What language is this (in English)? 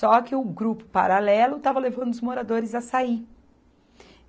Portuguese